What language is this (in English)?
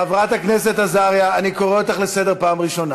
Hebrew